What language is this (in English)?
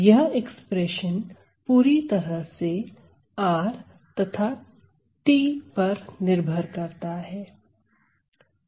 Hindi